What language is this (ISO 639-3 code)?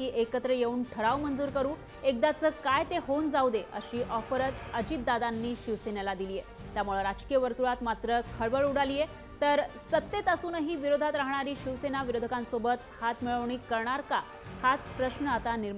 ron